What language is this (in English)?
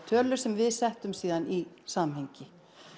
Icelandic